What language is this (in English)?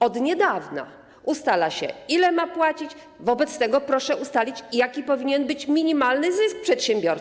Polish